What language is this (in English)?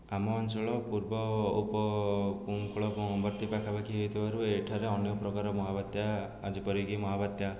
Odia